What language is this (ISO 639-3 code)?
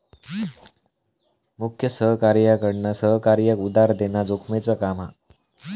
mar